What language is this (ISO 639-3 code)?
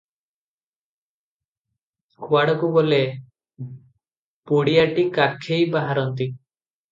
ori